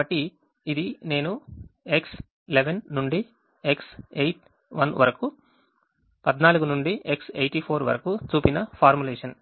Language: Telugu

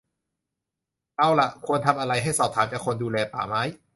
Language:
Thai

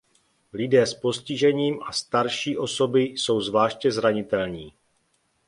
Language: Czech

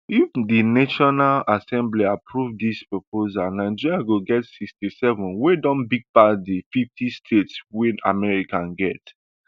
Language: Nigerian Pidgin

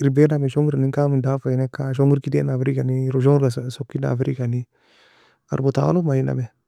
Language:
Nobiin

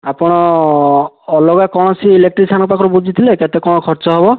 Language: Odia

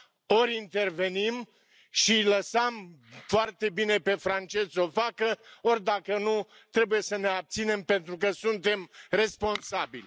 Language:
Romanian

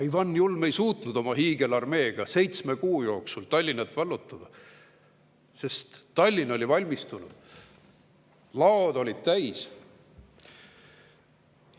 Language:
Estonian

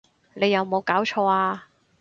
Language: Cantonese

